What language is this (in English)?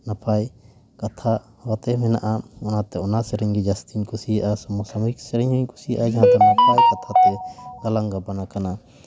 Santali